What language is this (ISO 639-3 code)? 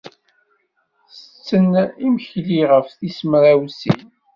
kab